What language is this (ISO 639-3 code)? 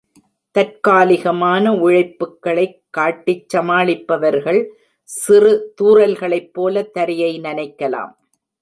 tam